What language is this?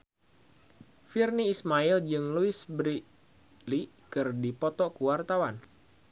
Sundanese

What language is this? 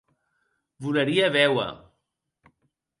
Occitan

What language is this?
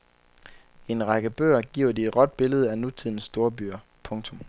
Danish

